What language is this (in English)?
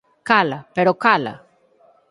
Galician